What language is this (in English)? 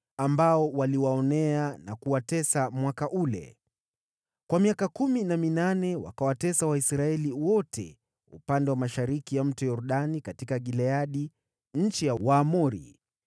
Swahili